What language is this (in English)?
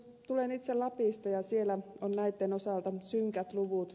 Finnish